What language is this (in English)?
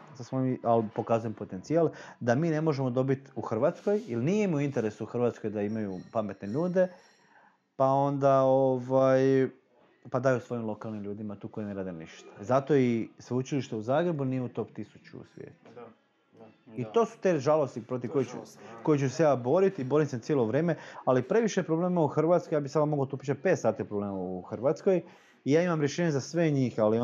Croatian